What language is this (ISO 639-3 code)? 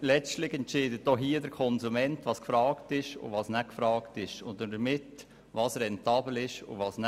gsw